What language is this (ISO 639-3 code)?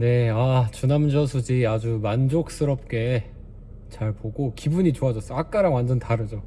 kor